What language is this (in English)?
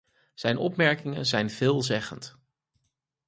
Dutch